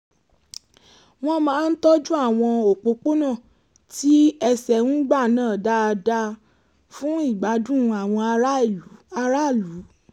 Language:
Yoruba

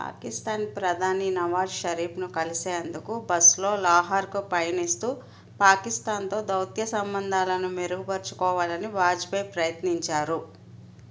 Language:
Telugu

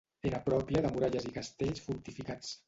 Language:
Catalan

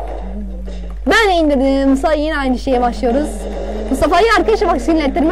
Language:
Turkish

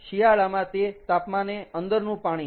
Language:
Gujarati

